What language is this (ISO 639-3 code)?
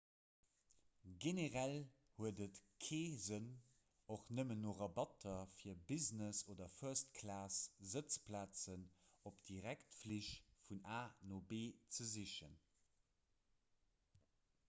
ltz